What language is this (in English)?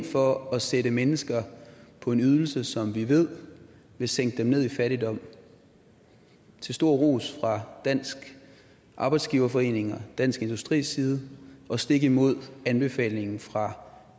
Danish